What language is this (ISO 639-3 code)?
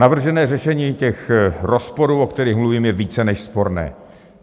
ces